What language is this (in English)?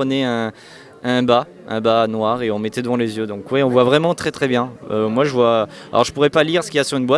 French